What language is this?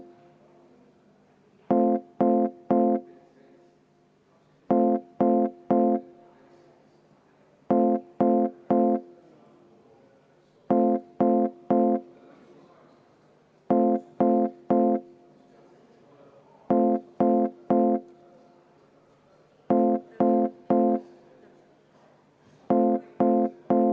Estonian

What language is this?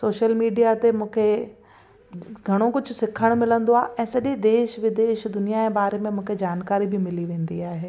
Sindhi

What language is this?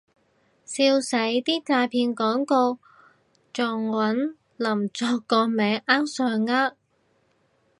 Cantonese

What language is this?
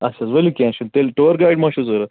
Kashmiri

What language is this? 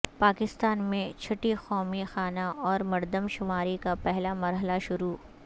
Urdu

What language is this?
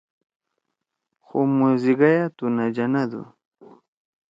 Torwali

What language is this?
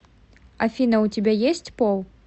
Russian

